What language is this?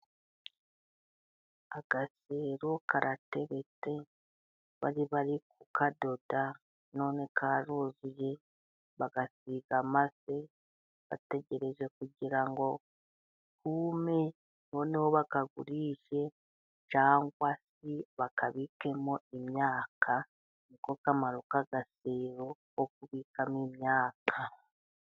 Kinyarwanda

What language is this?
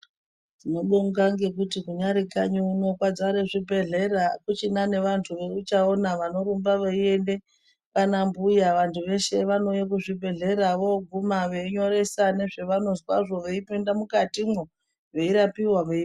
Ndau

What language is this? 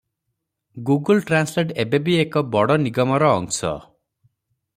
Odia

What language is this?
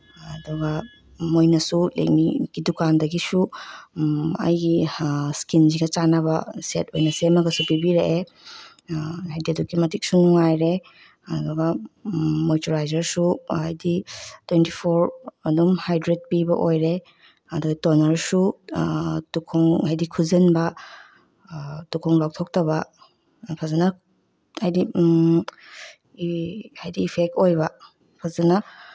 Manipuri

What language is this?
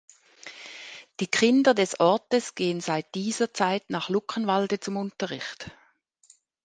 German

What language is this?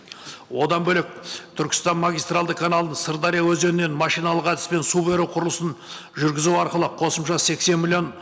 Kazakh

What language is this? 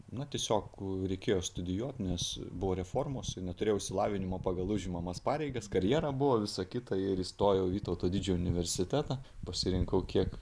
Lithuanian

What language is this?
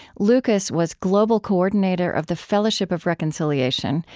English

